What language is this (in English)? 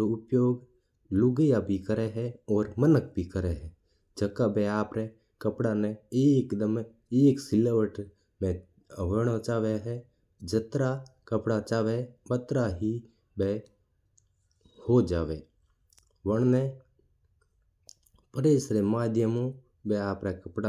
Mewari